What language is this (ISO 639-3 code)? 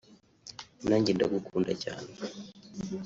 kin